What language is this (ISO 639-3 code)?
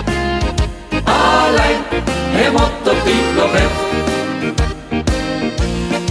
swe